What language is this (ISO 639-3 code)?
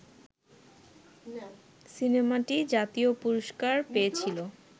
ben